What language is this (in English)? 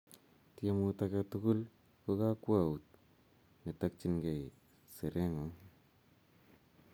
Kalenjin